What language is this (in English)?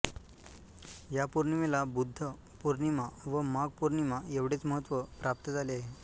Marathi